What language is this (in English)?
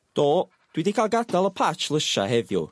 Welsh